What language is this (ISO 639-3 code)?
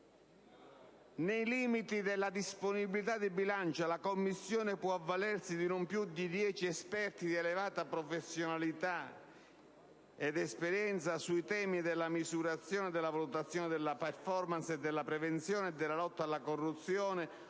ita